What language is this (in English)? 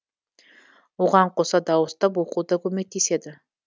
Kazakh